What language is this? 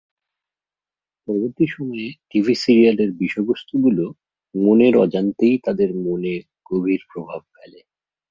Bangla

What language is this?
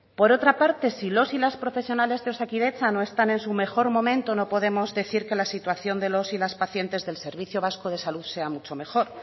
Spanish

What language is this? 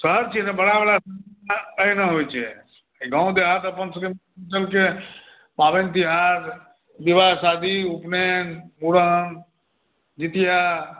Maithili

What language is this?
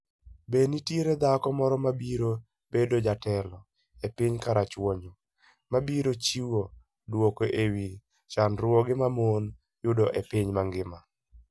Luo (Kenya and Tanzania)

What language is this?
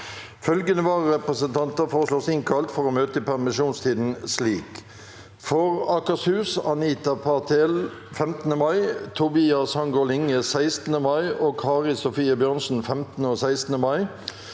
Norwegian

